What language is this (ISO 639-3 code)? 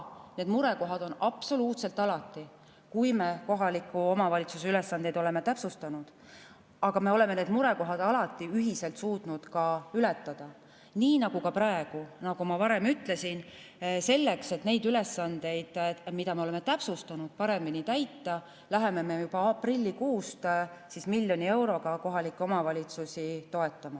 est